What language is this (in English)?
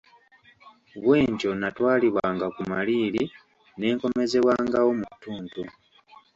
Ganda